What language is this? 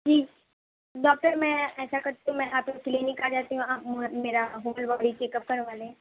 Urdu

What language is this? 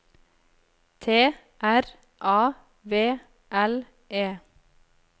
Norwegian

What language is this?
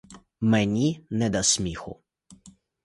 Ukrainian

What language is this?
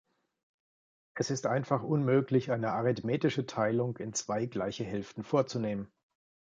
German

